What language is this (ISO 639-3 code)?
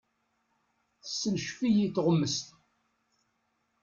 kab